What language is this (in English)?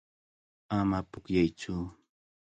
Cajatambo North Lima Quechua